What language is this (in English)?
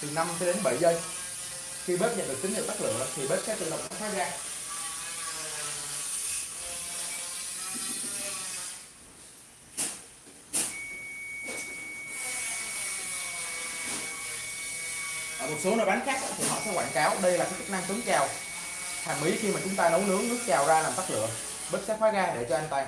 Vietnamese